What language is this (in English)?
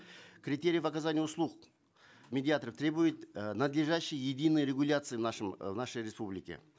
Kazakh